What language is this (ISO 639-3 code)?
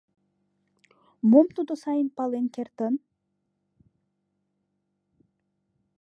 chm